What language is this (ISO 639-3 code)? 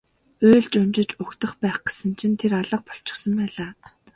mon